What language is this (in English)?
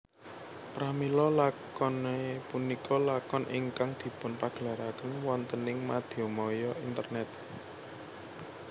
Javanese